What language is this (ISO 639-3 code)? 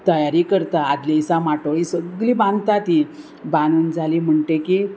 kok